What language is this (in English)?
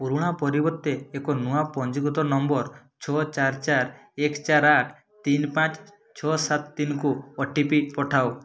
Odia